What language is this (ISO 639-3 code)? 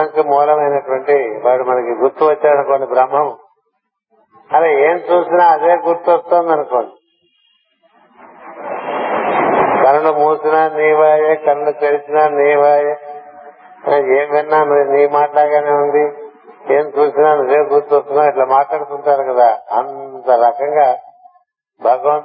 tel